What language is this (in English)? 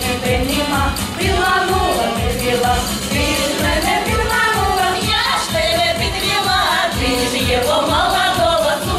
Ukrainian